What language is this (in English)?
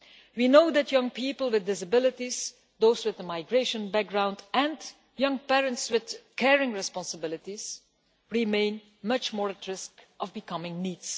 English